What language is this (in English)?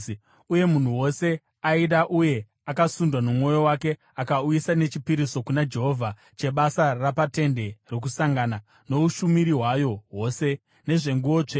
Shona